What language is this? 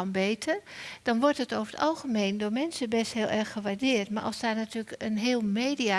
Dutch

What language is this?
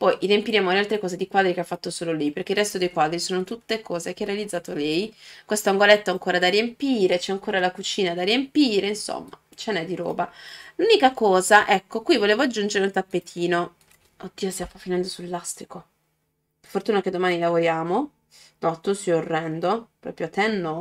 Italian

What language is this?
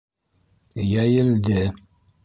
Bashkir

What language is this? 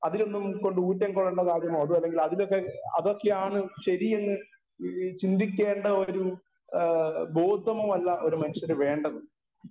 Malayalam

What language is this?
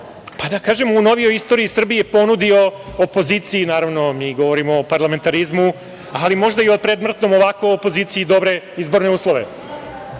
Serbian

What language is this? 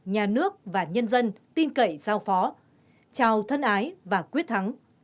Vietnamese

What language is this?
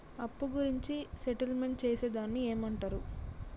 Telugu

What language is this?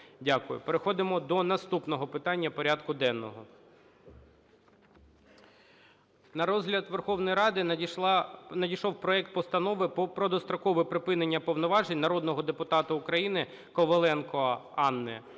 Ukrainian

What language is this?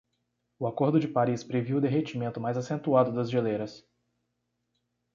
Portuguese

